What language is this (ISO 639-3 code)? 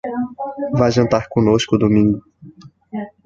por